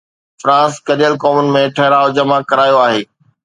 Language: Sindhi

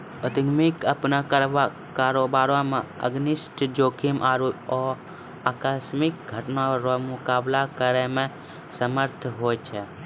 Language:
Maithili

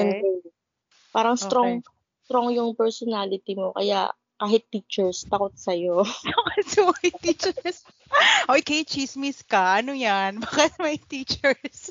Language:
Filipino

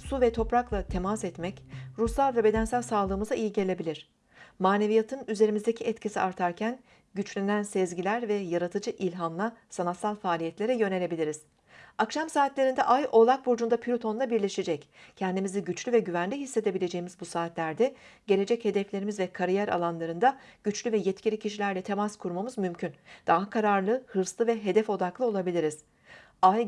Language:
Turkish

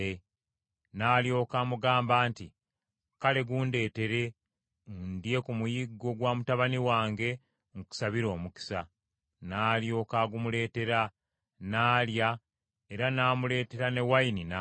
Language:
Ganda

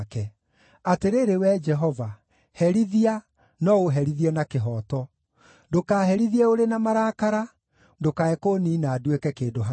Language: Kikuyu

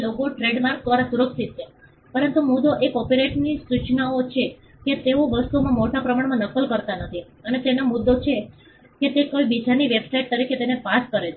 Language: Gujarati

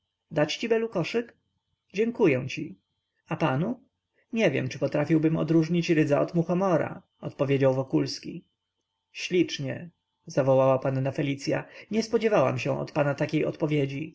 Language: Polish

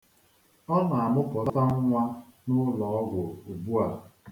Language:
Igbo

